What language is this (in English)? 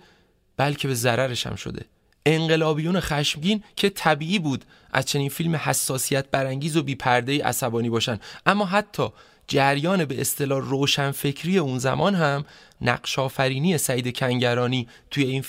Persian